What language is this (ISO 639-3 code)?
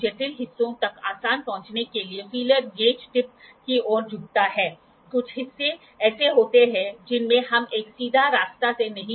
hin